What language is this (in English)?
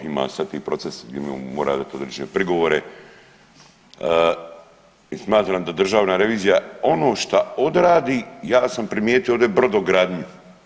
Croatian